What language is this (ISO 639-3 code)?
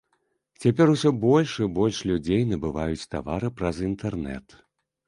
bel